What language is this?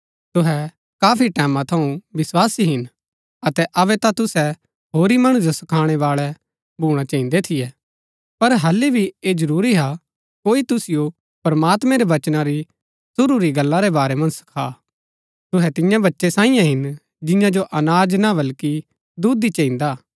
Gaddi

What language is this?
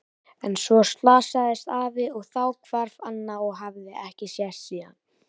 Icelandic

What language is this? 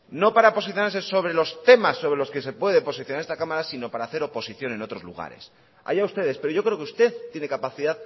Spanish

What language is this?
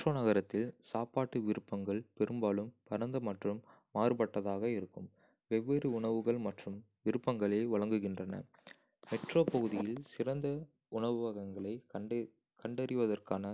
Kota (India)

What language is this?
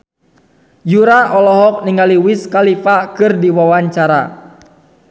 Sundanese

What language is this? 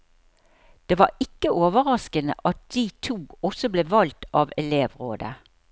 Norwegian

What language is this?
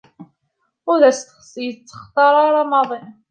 Kabyle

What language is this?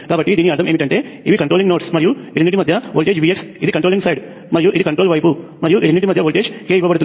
Telugu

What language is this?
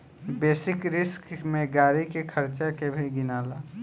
Bhojpuri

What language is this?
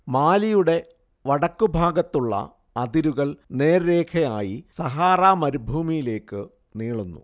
Malayalam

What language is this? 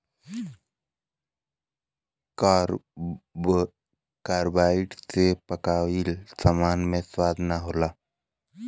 Bhojpuri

